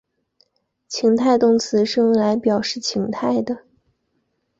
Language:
Chinese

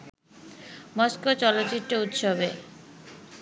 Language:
Bangla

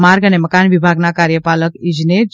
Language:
Gujarati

